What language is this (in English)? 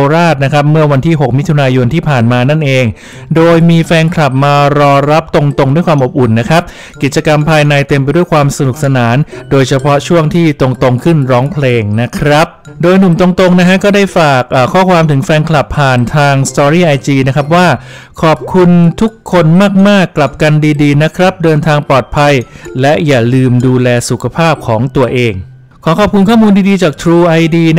Thai